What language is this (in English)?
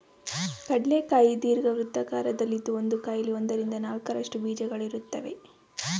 Kannada